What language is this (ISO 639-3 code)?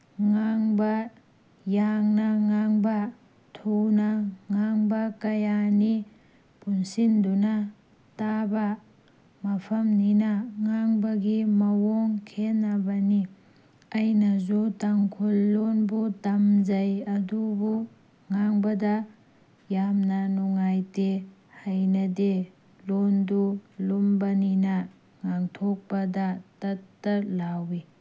mni